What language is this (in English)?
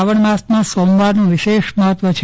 Gujarati